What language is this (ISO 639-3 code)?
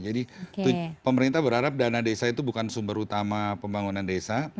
ind